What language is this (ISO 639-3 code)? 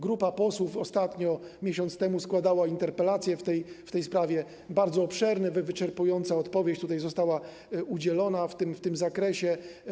pol